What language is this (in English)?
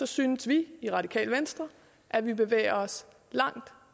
Danish